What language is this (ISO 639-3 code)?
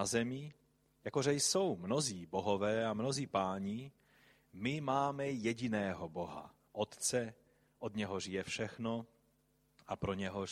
ces